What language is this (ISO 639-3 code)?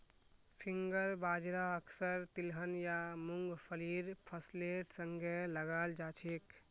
mag